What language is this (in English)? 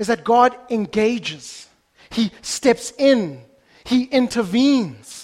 English